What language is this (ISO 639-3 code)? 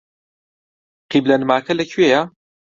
ckb